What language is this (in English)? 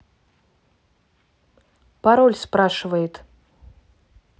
Russian